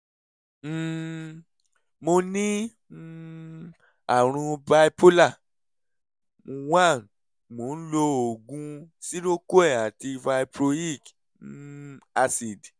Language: Yoruba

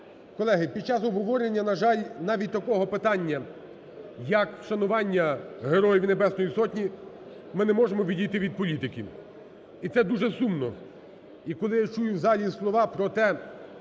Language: Ukrainian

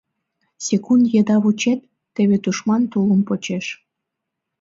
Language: Mari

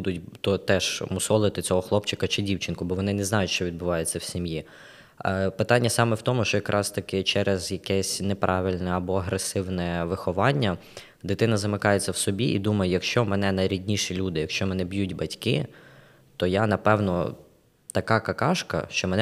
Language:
Ukrainian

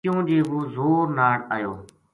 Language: Gujari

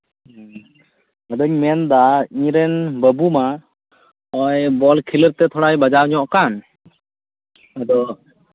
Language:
Santali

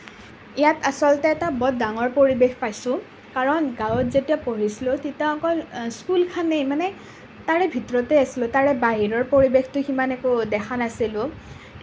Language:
Assamese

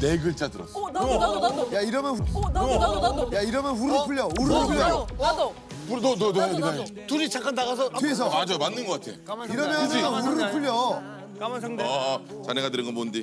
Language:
Korean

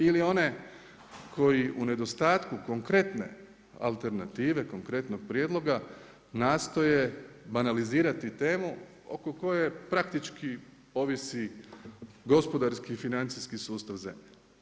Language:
Croatian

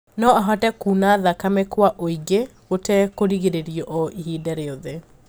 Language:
Kikuyu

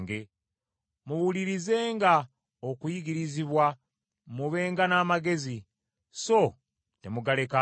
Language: Ganda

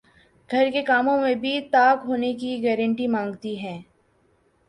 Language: Urdu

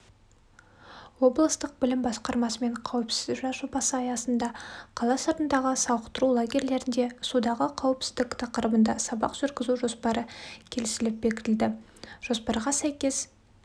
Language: Kazakh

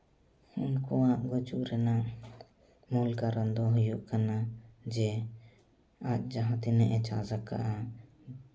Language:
Santali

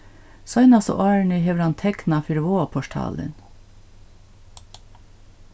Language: Faroese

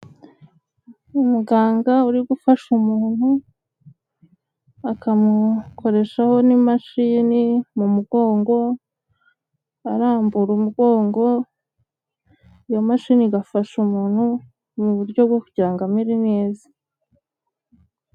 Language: Kinyarwanda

